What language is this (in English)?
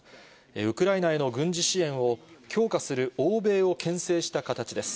Japanese